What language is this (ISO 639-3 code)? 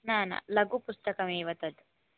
san